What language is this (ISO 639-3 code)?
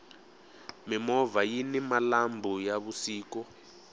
tso